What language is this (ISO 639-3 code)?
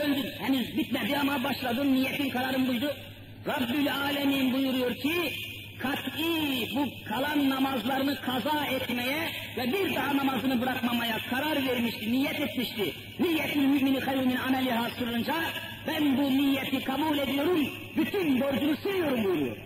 tur